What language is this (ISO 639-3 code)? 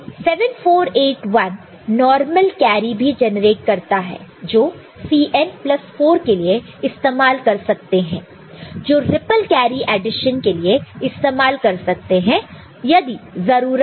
hin